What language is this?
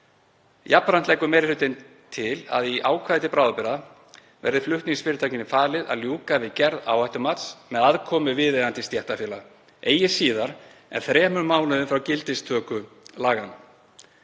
Icelandic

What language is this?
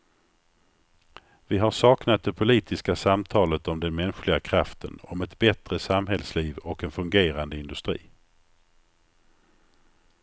Swedish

